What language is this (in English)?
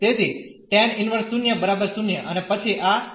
Gujarati